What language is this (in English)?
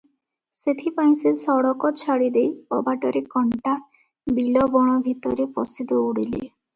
Odia